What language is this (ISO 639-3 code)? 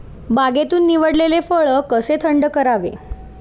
mar